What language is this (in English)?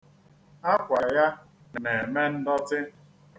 Igbo